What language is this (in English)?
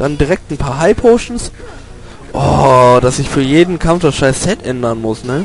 German